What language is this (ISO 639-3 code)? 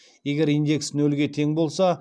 kaz